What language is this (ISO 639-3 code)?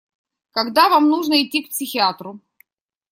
rus